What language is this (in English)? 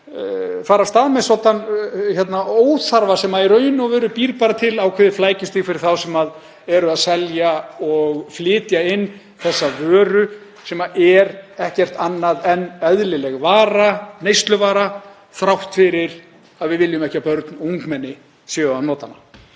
Icelandic